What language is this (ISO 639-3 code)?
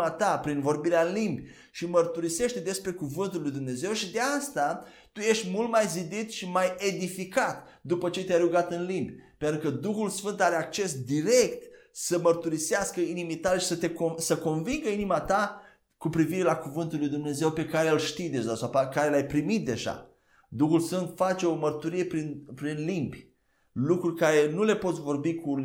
ron